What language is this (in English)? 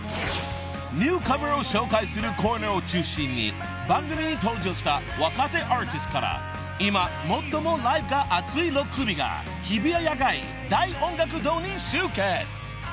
Japanese